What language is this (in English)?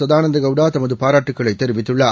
Tamil